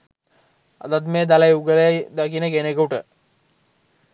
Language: Sinhala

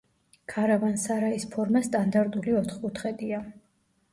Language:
Georgian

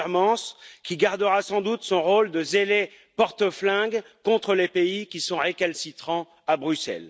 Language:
French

